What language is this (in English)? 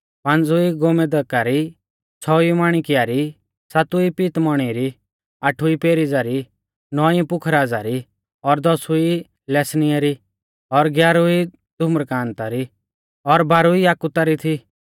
Mahasu Pahari